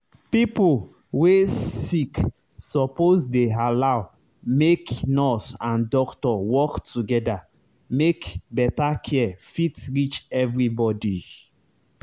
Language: Nigerian Pidgin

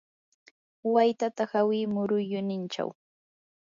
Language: Yanahuanca Pasco Quechua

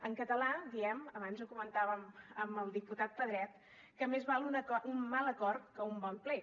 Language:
Catalan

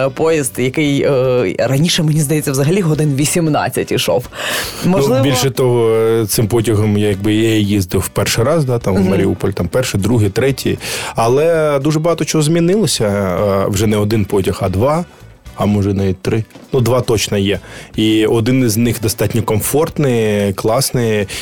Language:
Ukrainian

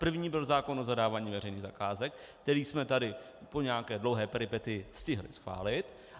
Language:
Czech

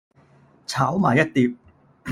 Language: Cantonese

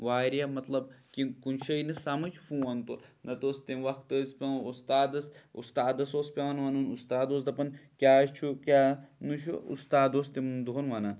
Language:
Kashmiri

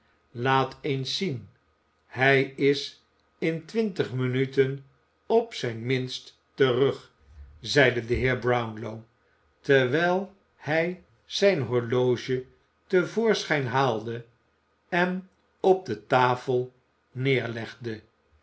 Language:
Dutch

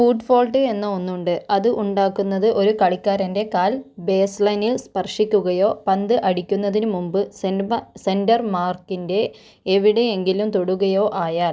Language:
Malayalam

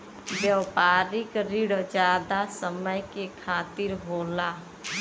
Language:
Bhojpuri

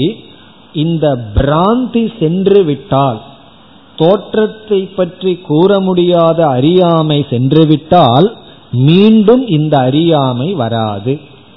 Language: Tamil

